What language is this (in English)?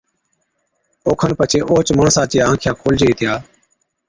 Od